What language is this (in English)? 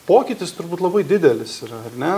Lithuanian